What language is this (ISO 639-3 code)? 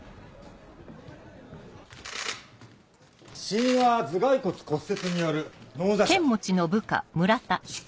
jpn